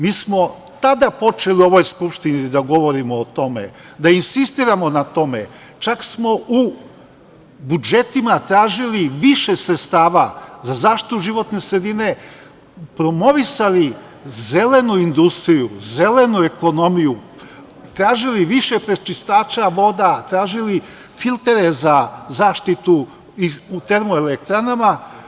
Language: Serbian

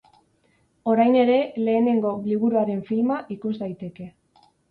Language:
Basque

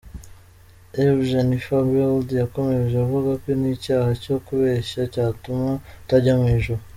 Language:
Kinyarwanda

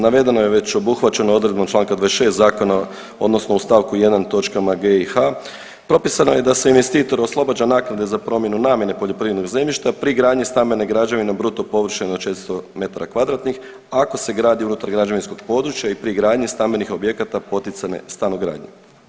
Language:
Croatian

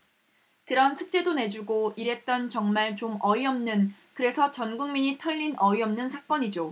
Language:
Korean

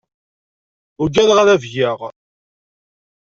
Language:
Kabyle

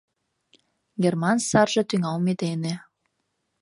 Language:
Mari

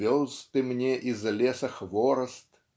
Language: Russian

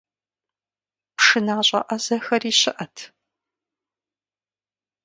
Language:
Kabardian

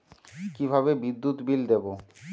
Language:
Bangla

